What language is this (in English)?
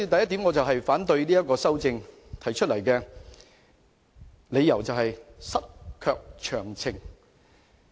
Cantonese